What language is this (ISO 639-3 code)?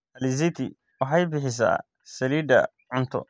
som